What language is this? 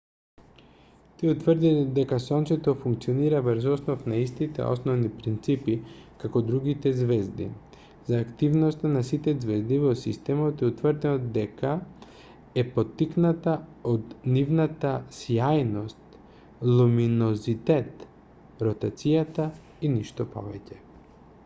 Macedonian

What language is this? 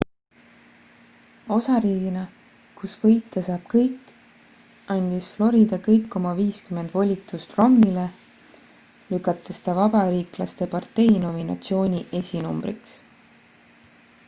Estonian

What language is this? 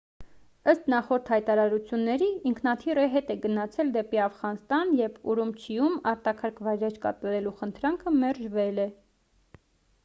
Armenian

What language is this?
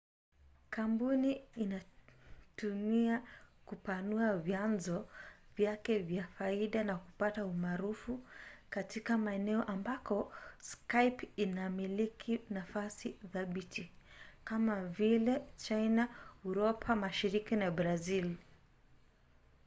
Swahili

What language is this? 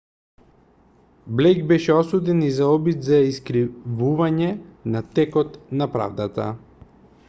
Macedonian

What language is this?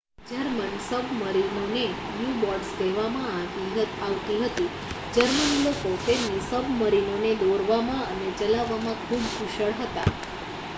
Gujarati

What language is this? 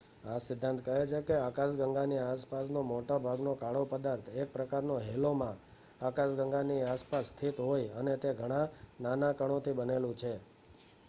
Gujarati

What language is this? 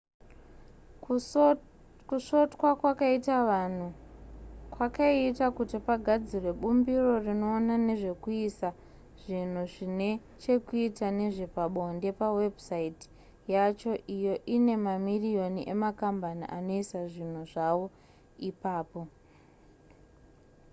Shona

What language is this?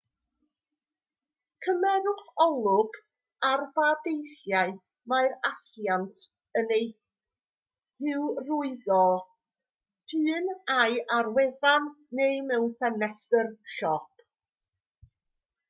Welsh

